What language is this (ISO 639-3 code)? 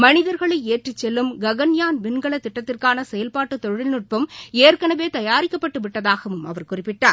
tam